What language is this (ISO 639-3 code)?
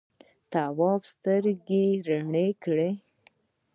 pus